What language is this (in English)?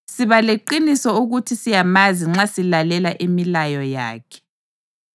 North Ndebele